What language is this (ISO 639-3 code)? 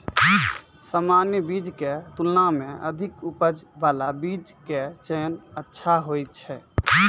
mai